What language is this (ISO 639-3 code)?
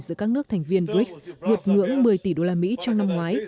vie